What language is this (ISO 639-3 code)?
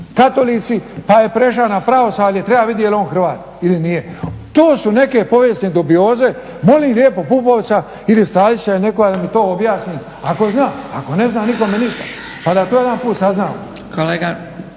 hrv